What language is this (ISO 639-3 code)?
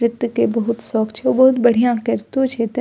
mai